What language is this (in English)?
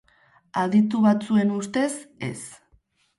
Basque